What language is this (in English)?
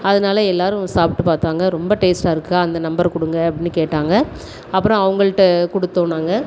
Tamil